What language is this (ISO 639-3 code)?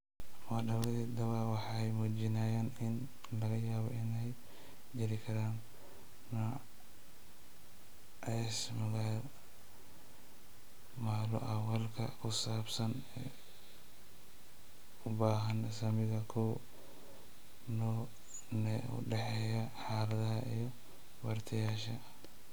som